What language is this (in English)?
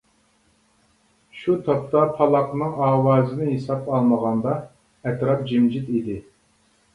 Uyghur